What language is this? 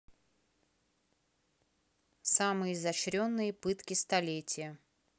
Russian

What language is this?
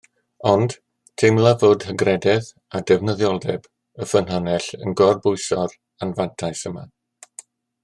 Welsh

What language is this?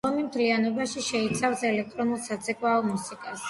Georgian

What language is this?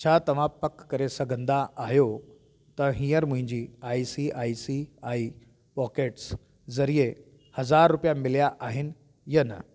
Sindhi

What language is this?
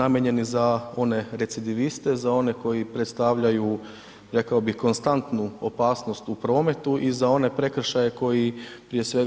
Croatian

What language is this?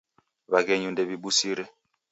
Taita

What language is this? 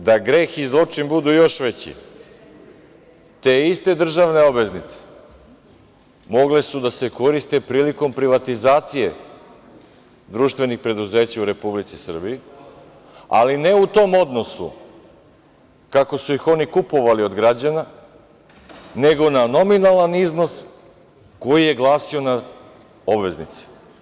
Serbian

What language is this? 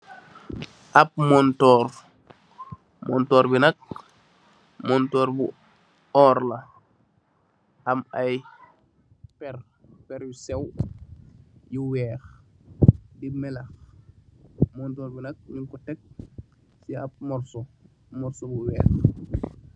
Wolof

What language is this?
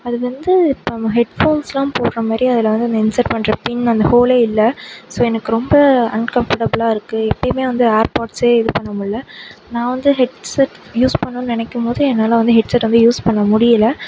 Tamil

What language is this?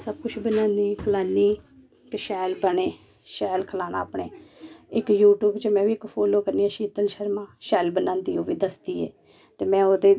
Dogri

